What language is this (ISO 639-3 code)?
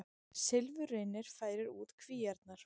isl